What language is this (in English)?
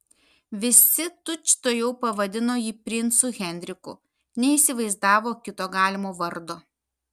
Lithuanian